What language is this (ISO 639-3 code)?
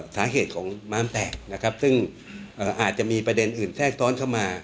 tha